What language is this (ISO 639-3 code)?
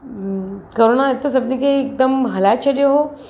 snd